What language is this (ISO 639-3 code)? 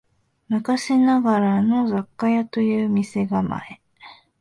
jpn